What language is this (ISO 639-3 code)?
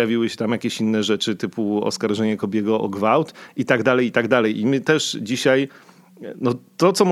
pol